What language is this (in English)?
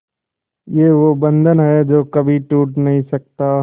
Hindi